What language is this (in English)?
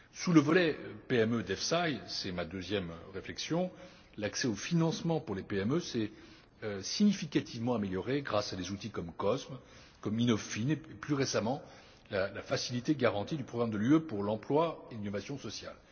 French